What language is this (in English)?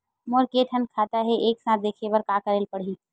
Chhattisgarhi